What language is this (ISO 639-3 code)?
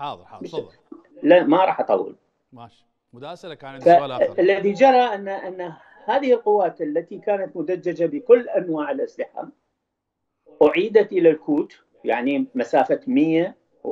ara